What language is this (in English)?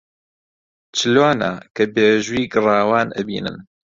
Central Kurdish